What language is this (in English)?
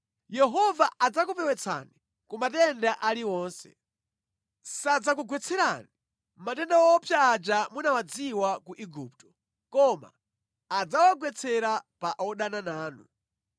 Nyanja